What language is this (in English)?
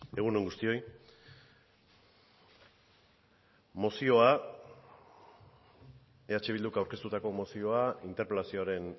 Basque